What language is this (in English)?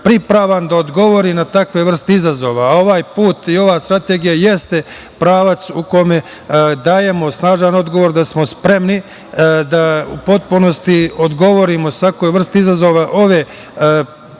Serbian